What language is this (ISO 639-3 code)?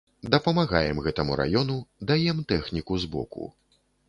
bel